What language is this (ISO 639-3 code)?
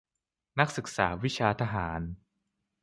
tha